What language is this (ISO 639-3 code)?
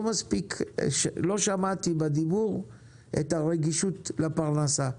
heb